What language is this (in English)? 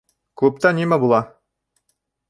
Bashkir